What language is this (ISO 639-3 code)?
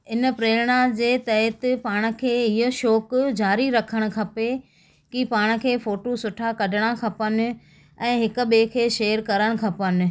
snd